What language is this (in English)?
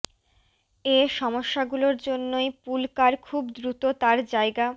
Bangla